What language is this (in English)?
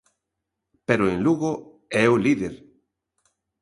Galician